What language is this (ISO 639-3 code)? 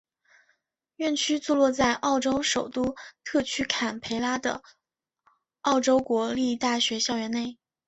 zho